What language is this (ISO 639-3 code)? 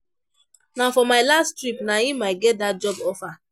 pcm